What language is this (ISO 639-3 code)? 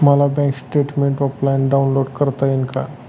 mar